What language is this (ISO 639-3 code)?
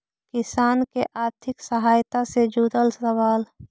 mag